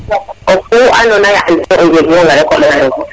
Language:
Serer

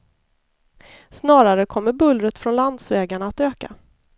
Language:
Swedish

